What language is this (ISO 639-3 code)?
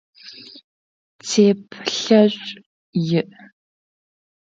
ady